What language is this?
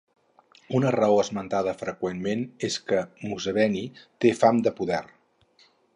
Catalan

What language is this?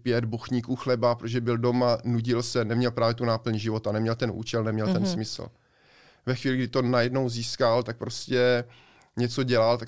Czech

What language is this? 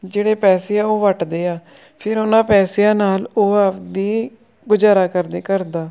Punjabi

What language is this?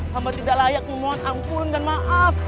Indonesian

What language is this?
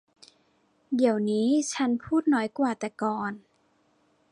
Thai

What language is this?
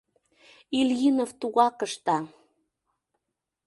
Mari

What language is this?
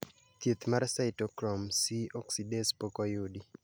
Luo (Kenya and Tanzania)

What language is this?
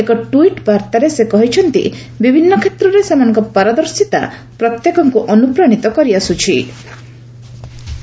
Odia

